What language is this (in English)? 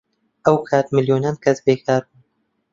Central Kurdish